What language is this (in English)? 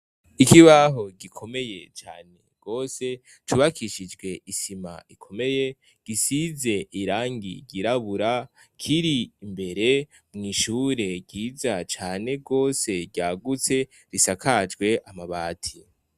Rundi